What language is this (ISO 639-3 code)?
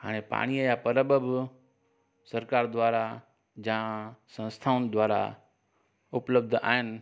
snd